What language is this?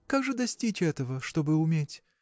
Russian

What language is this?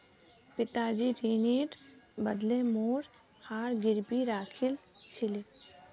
Magahi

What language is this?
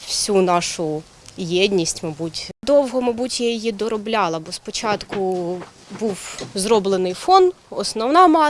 Ukrainian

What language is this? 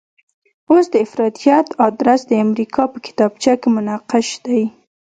Pashto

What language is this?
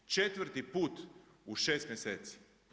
Croatian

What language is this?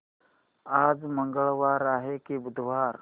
Marathi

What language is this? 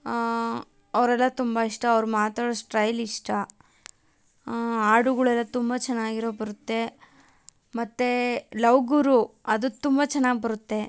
Kannada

